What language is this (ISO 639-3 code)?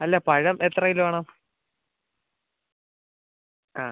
mal